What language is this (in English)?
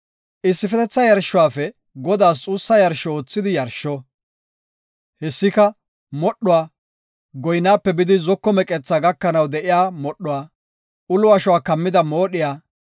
Gofa